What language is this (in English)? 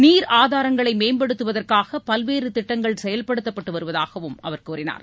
Tamil